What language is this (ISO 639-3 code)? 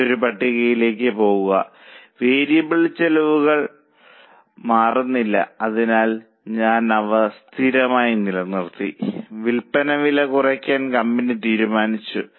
mal